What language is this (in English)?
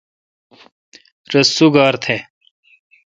Kalkoti